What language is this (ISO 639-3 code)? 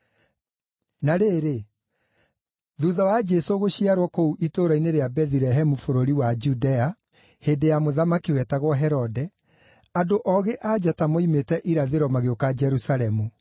kik